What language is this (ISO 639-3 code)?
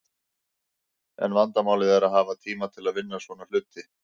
isl